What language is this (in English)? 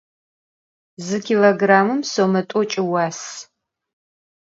Adyghe